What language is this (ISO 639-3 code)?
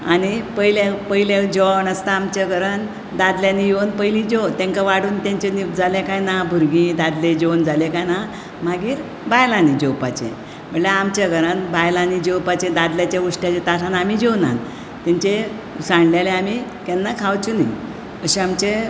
kok